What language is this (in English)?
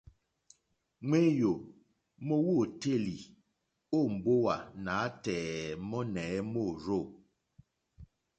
Mokpwe